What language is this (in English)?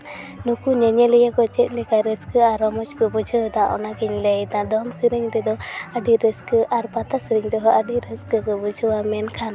Santali